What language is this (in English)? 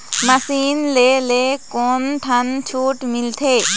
Chhattisgarhi